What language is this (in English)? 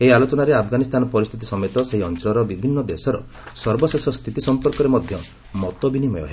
Odia